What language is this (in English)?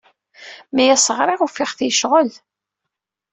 Kabyle